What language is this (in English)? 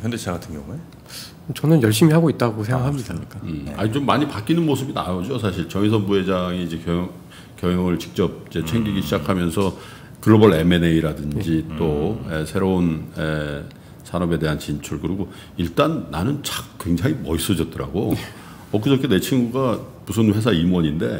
Korean